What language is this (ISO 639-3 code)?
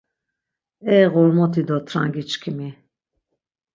lzz